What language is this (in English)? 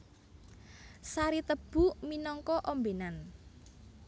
Javanese